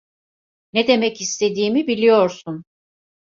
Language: Turkish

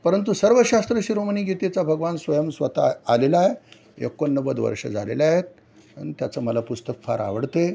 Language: Marathi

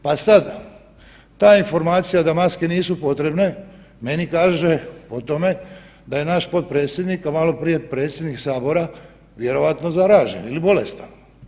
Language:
Croatian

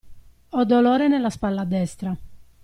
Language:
Italian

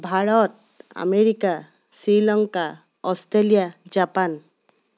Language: Assamese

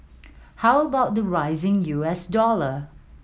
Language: English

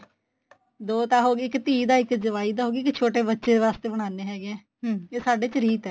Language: Punjabi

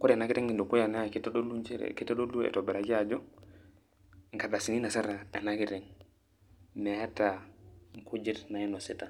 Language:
Masai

